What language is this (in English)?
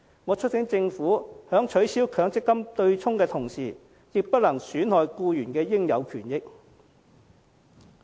Cantonese